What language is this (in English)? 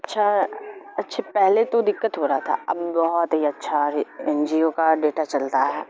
Urdu